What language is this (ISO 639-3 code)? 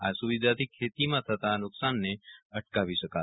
guj